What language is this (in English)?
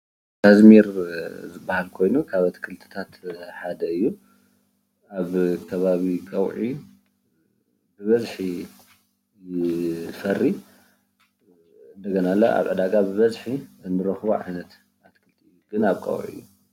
Tigrinya